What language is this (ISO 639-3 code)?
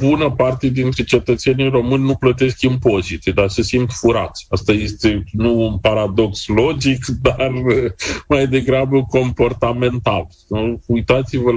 ron